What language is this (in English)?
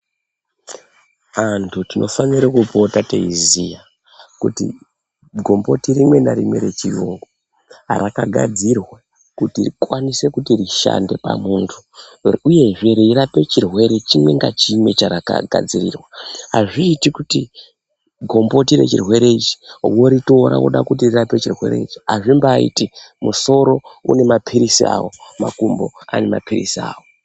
Ndau